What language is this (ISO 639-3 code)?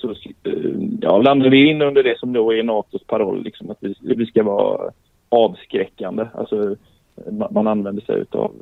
swe